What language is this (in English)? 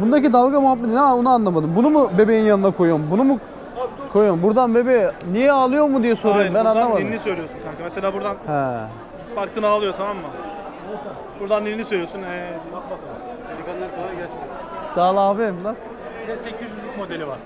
Turkish